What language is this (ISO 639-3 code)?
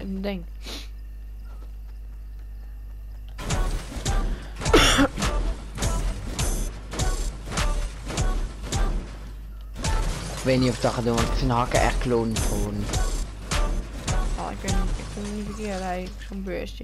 nld